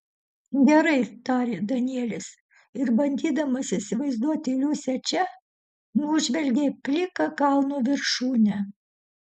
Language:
Lithuanian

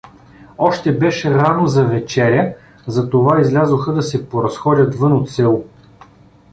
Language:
Bulgarian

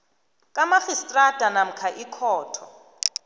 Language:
South Ndebele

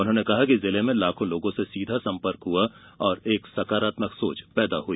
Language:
Hindi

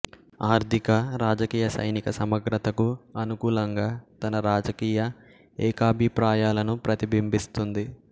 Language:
Telugu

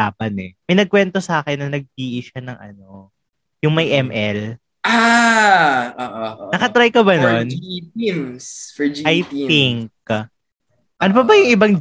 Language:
Filipino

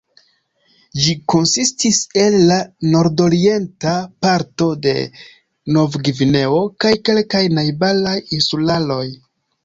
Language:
Esperanto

